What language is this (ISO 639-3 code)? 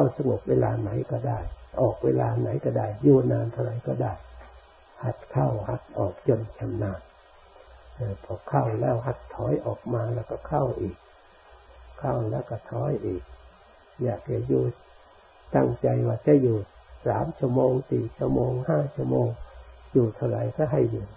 tha